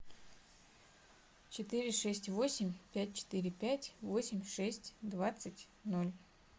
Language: Russian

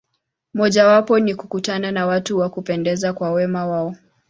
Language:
Swahili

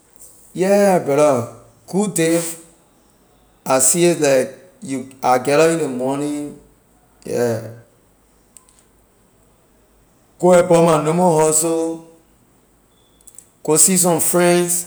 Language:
Liberian English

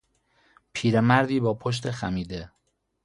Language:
Persian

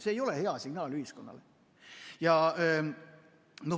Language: Estonian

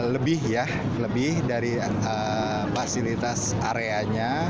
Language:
Indonesian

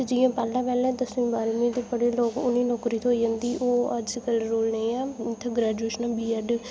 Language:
Dogri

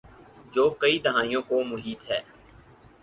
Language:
Urdu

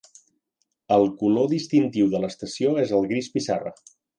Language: Catalan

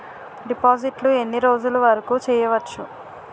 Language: Telugu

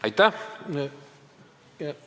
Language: Estonian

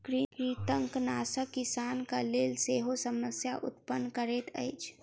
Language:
Maithili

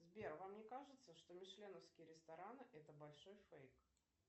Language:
Russian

